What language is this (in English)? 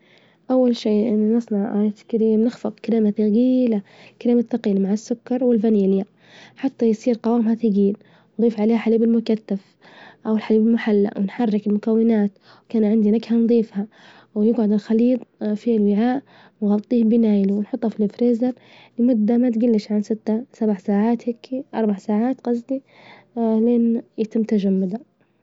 Libyan Arabic